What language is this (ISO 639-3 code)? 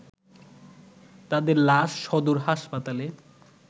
ben